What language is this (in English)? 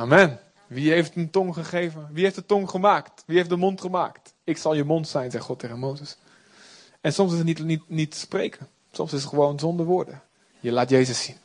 Dutch